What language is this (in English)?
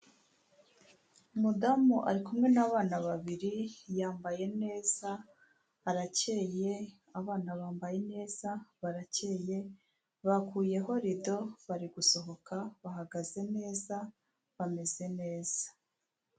Kinyarwanda